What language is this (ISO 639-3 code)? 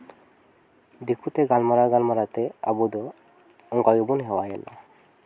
sat